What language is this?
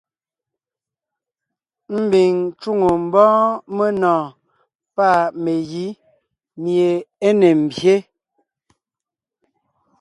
Ngiemboon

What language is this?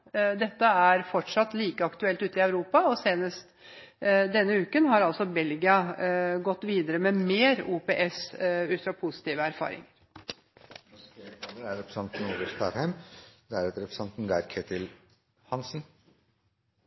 Norwegian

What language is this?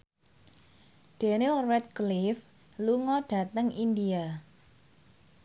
Javanese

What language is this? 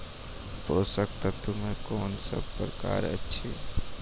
Maithili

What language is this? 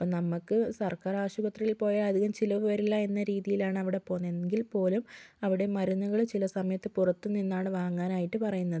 Malayalam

